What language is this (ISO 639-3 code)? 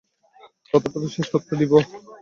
ben